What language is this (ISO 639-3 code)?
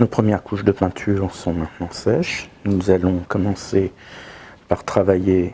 fra